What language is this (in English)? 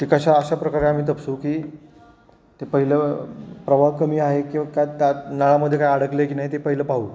Marathi